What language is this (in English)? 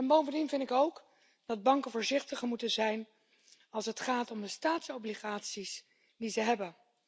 Dutch